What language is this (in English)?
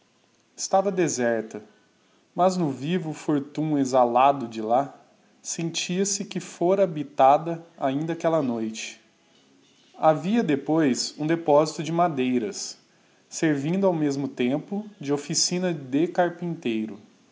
Portuguese